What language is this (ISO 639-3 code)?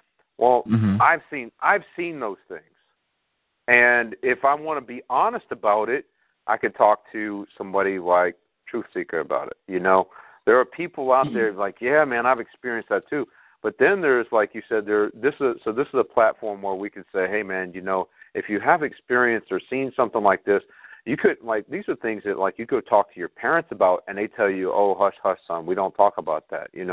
eng